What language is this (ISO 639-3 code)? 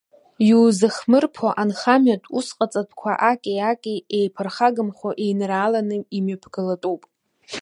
abk